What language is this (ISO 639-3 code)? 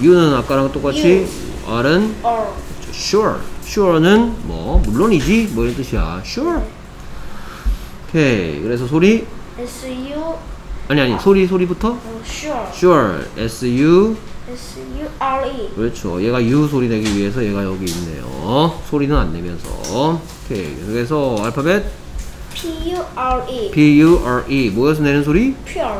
kor